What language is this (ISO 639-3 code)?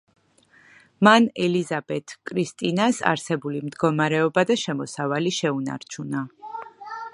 kat